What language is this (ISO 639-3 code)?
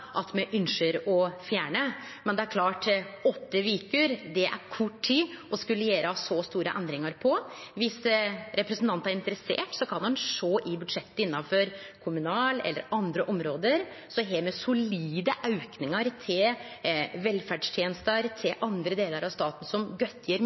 nno